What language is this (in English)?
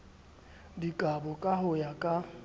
Southern Sotho